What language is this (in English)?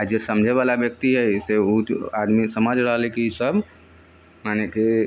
Maithili